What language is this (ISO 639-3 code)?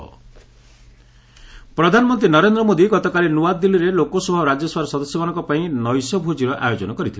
ori